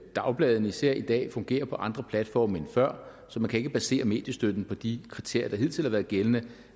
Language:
Danish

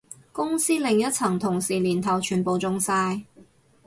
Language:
Cantonese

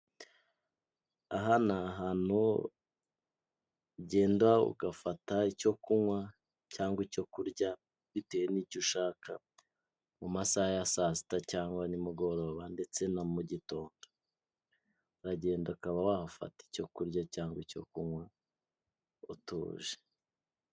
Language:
Kinyarwanda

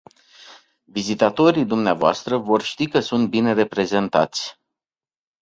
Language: Romanian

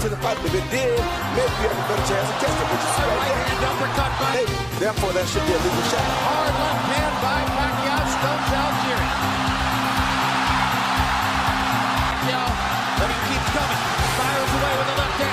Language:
English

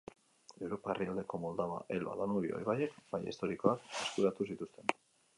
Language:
Basque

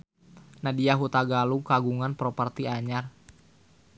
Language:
Sundanese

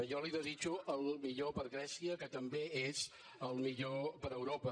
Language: Catalan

